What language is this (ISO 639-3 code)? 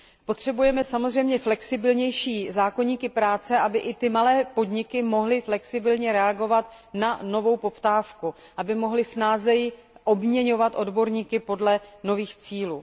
ces